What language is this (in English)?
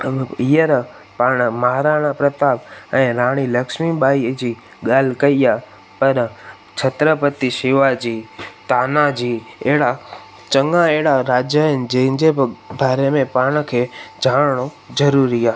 Sindhi